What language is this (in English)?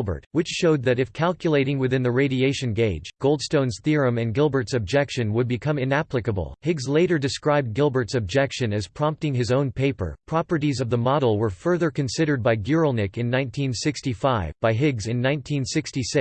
English